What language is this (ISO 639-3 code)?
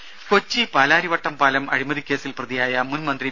mal